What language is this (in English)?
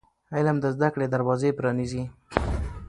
Pashto